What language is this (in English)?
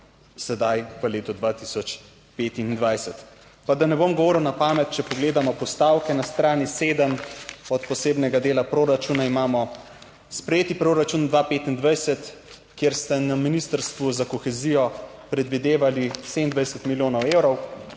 Slovenian